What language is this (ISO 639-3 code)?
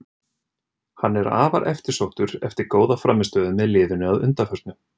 isl